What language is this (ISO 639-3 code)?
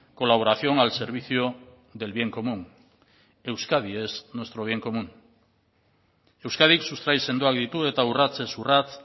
eus